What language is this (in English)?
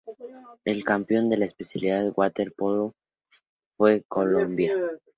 Spanish